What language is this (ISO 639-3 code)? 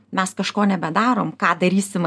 lit